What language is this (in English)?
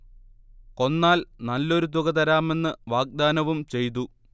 Malayalam